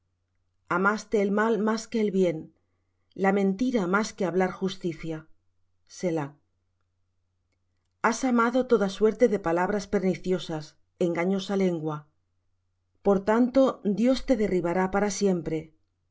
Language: Spanish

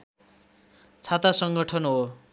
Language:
Nepali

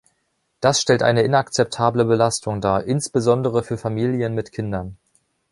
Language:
German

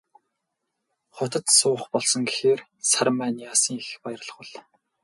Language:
Mongolian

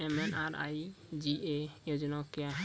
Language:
Maithili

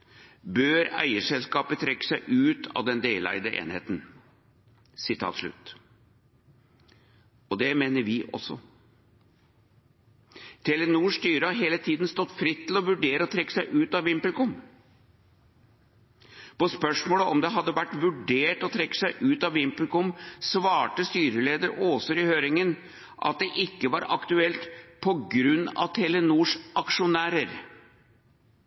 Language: Norwegian Bokmål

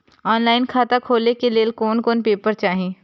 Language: Maithili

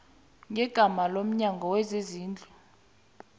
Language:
South Ndebele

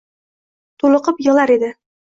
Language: Uzbek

